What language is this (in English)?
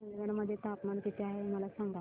Marathi